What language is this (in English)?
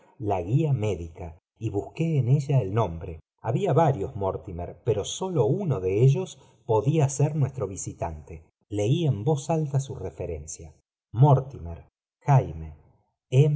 Spanish